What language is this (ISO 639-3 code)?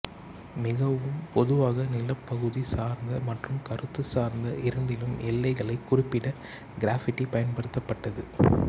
tam